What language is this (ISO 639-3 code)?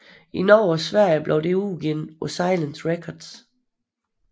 dan